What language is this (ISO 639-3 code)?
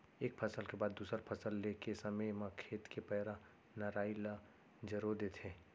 hne